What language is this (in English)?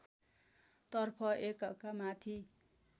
Nepali